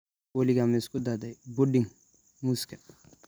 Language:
Somali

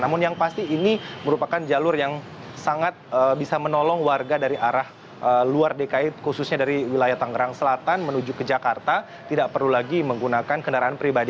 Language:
Indonesian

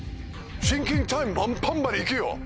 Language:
Japanese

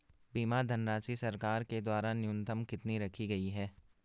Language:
Hindi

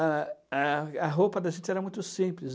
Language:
Portuguese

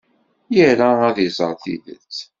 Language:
Kabyle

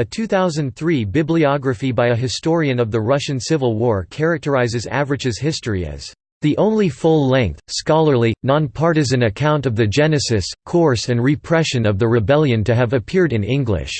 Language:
English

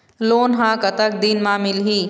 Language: Chhattisgarhi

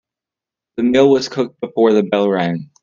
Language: English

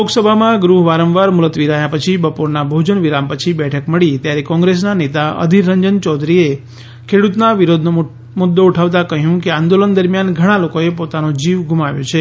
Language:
Gujarati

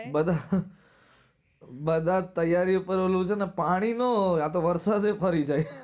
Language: Gujarati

